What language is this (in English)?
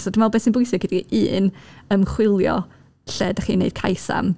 Welsh